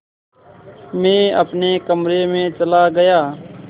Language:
Hindi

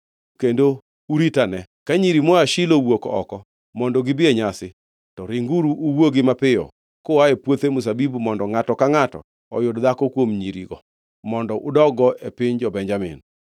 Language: Luo (Kenya and Tanzania)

